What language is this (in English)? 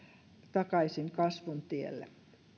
Finnish